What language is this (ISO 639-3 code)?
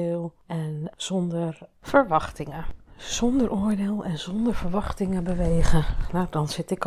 nld